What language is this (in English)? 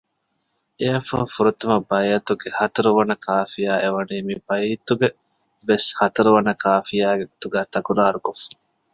Divehi